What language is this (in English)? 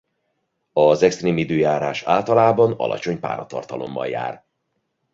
Hungarian